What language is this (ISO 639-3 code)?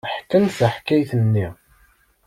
kab